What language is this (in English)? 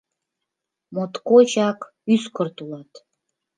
Mari